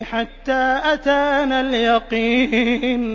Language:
Arabic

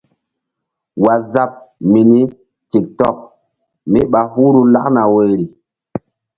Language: Mbum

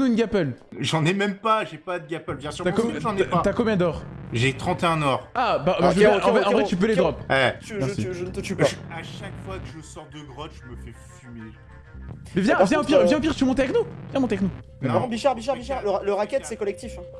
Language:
French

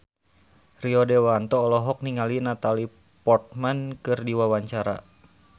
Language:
Sundanese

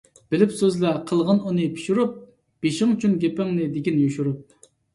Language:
Uyghur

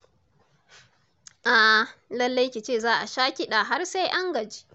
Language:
Hausa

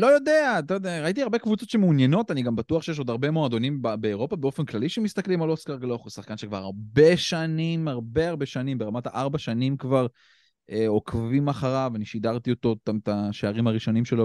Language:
Hebrew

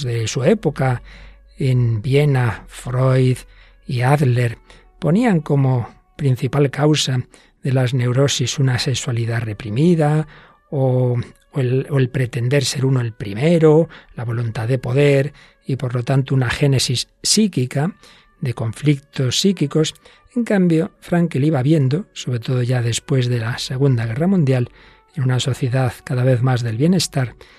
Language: Spanish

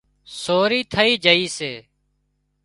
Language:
Wadiyara Koli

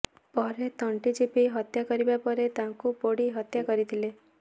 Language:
Odia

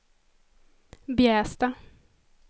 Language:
Swedish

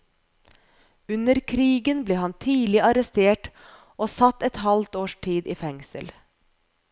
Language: Norwegian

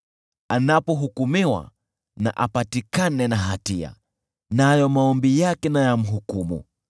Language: Swahili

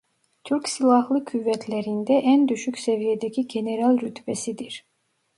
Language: Turkish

